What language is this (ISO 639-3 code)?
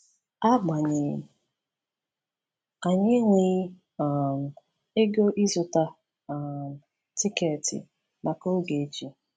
ibo